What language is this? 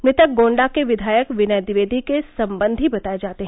Hindi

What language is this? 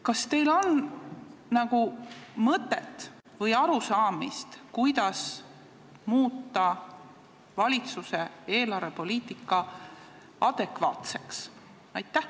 Estonian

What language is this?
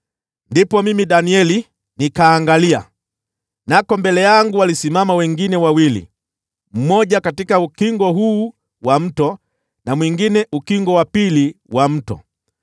Swahili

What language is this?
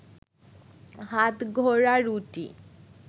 Bangla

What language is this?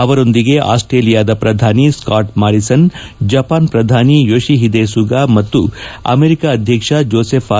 Kannada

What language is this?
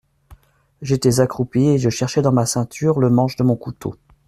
French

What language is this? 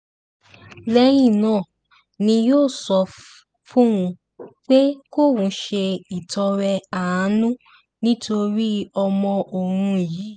Yoruba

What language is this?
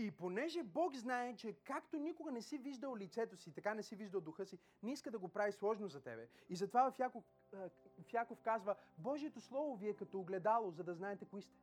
Bulgarian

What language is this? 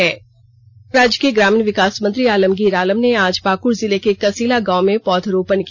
Hindi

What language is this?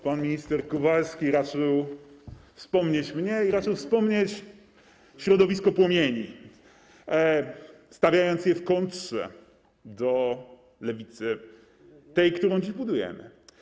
Polish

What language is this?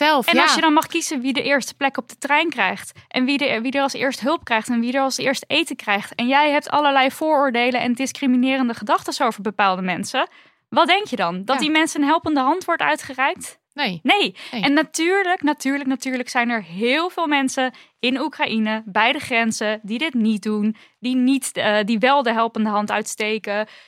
Dutch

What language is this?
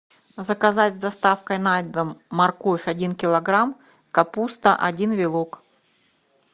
Russian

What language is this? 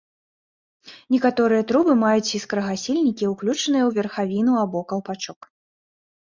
Belarusian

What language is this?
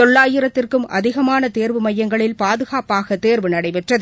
Tamil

